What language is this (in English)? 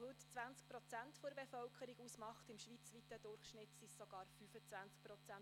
Swiss German